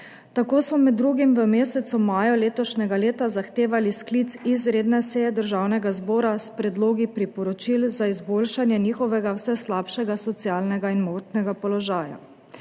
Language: Slovenian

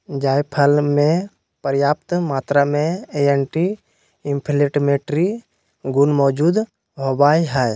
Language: Magahi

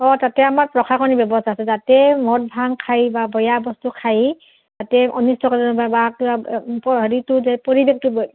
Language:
Assamese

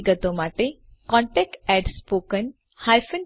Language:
Gujarati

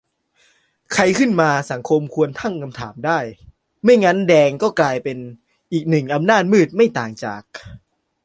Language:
Thai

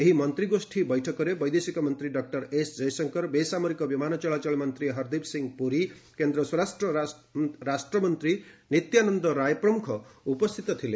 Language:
Odia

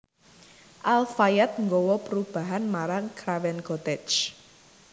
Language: Javanese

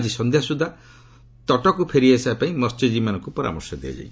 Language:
Odia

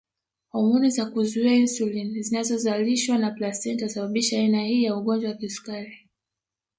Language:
Swahili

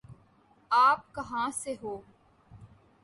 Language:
Urdu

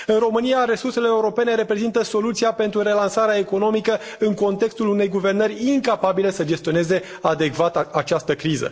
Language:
Romanian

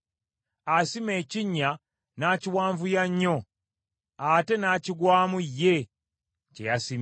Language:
Ganda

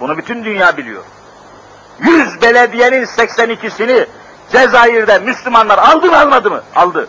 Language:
Turkish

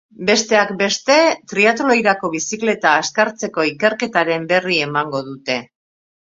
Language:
Basque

